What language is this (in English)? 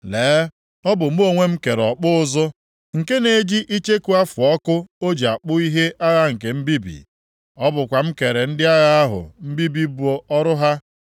Igbo